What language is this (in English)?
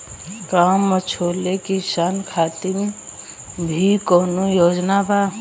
Bhojpuri